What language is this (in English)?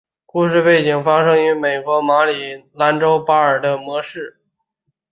Chinese